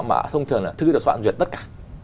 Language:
Vietnamese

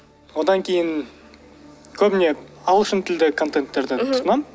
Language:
Kazakh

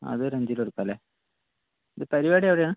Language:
Malayalam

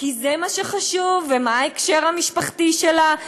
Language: Hebrew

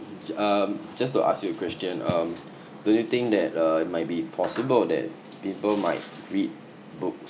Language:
English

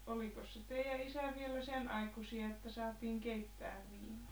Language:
Finnish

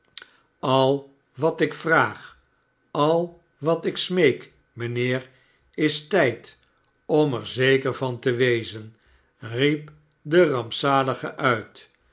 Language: Dutch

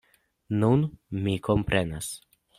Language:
Esperanto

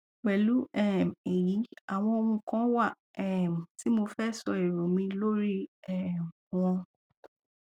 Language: Yoruba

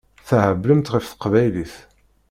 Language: Kabyle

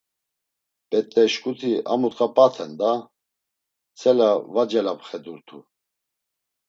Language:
Laz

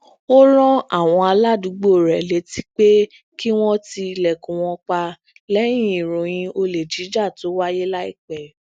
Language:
Yoruba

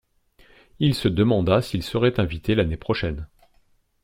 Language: French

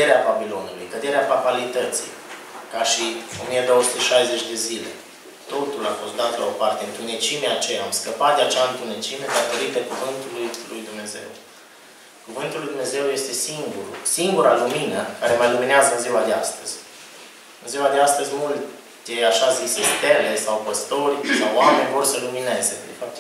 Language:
Romanian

